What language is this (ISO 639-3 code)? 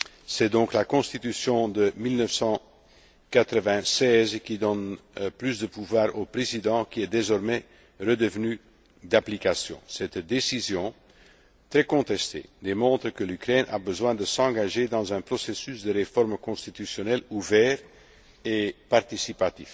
fra